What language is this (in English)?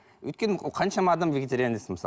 Kazakh